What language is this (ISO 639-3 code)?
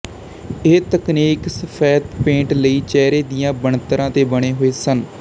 pan